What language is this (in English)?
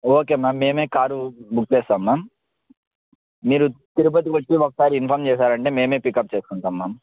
Telugu